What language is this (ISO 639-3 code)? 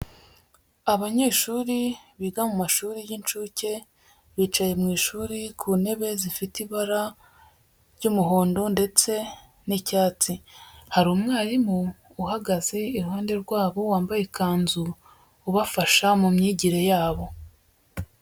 kin